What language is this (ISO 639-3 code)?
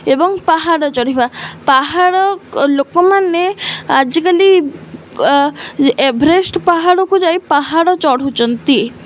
ori